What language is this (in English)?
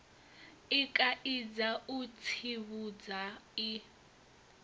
Venda